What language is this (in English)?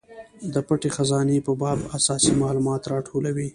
Pashto